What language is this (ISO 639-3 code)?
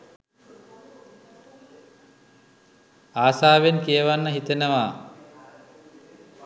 sin